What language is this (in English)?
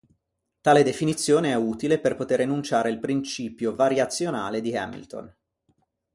Italian